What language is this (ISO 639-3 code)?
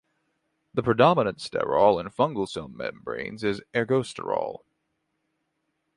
eng